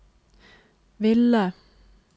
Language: Norwegian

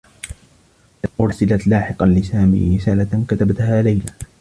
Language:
Arabic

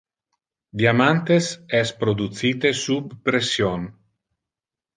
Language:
Interlingua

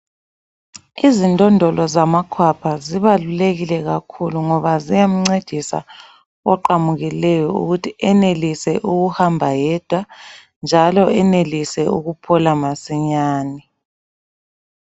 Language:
North Ndebele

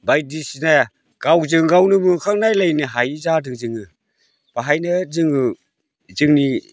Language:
Bodo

